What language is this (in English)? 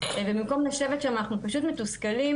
Hebrew